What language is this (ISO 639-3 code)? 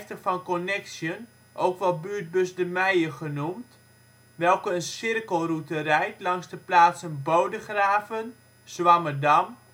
nld